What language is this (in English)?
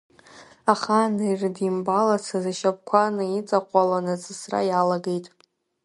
Abkhazian